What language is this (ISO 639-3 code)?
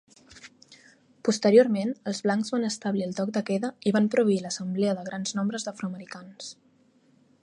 cat